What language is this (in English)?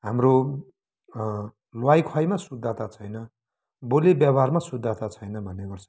Nepali